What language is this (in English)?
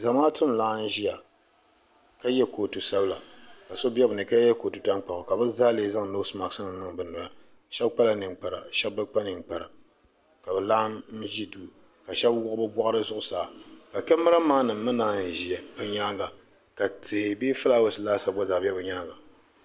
Dagbani